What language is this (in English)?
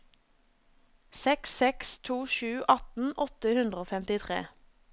Norwegian